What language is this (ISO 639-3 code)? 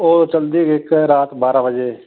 pan